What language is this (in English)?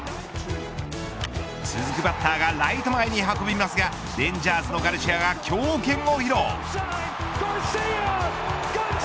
Japanese